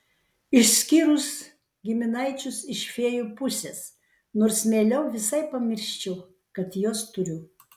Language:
Lithuanian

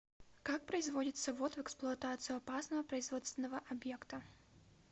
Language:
Russian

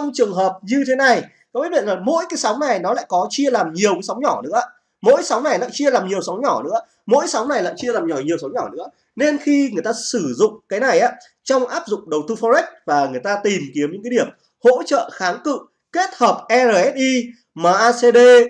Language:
Vietnamese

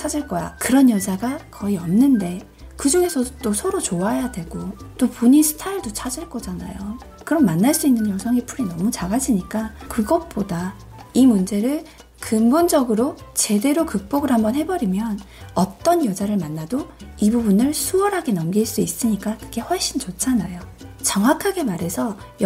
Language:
Korean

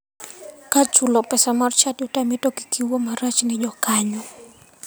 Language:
Luo (Kenya and Tanzania)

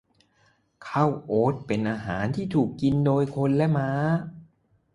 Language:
Thai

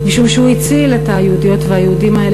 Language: Hebrew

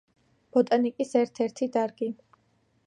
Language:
Georgian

